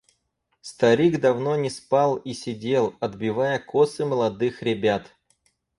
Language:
Russian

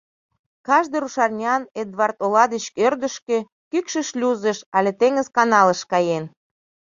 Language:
Mari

